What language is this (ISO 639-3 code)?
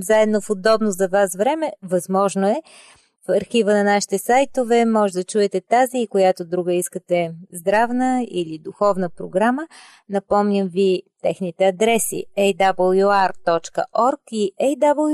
bul